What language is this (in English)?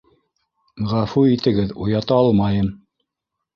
Bashkir